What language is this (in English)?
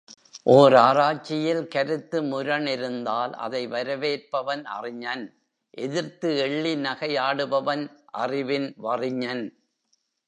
Tamil